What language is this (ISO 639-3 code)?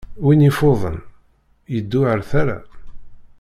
kab